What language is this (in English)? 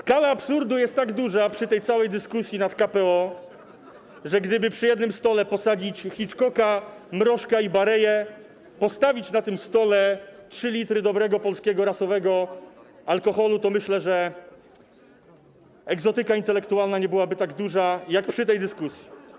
Polish